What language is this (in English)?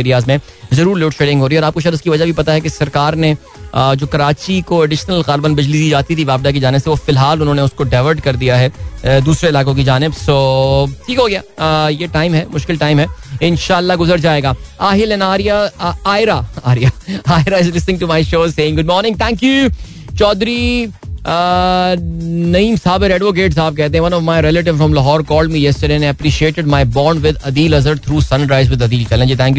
Hindi